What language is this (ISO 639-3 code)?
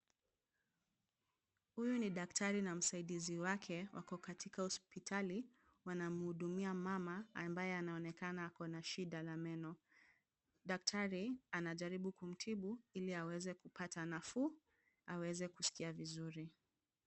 swa